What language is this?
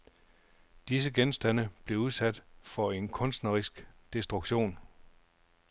Danish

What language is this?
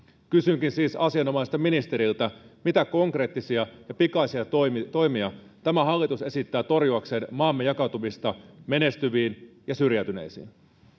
Finnish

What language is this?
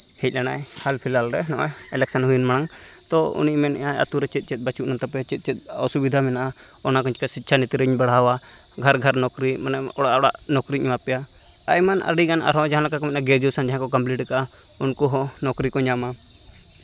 Santali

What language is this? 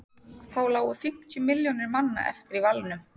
Icelandic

